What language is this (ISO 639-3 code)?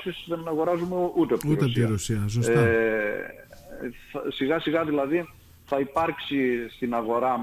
ell